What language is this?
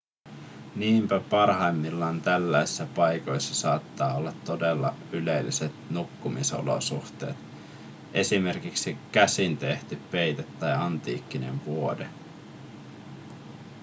Finnish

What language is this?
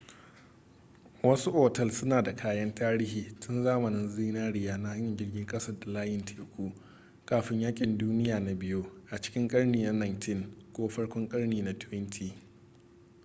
Hausa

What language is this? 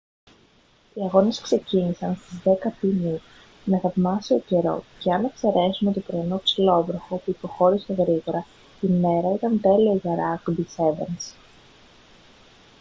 Greek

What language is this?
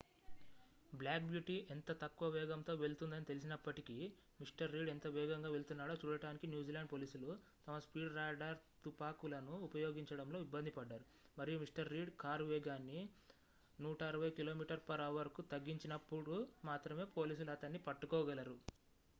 Telugu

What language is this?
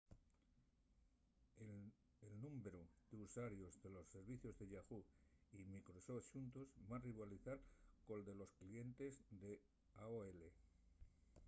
Asturian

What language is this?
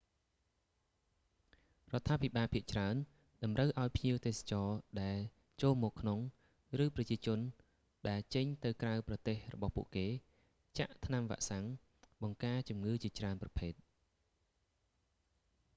Khmer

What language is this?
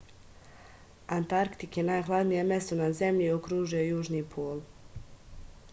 Serbian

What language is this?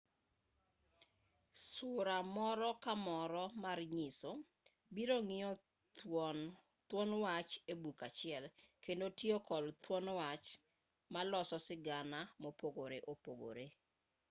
Luo (Kenya and Tanzania)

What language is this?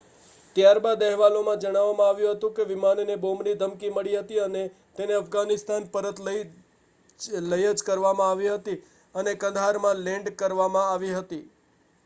Gujarati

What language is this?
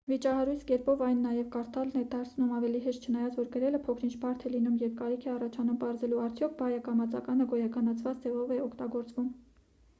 Armenian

